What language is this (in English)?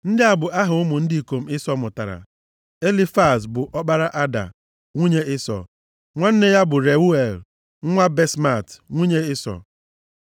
Igbo